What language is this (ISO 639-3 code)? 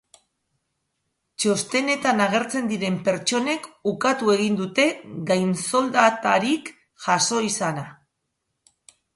eus